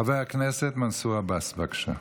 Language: Hebrew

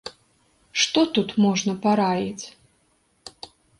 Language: Belarusian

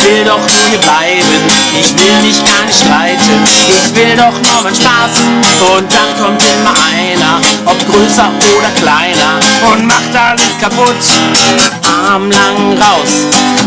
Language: German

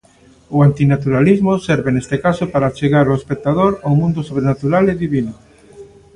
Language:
Galician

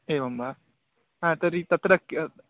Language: Sanskrit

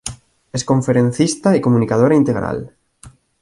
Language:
Spanish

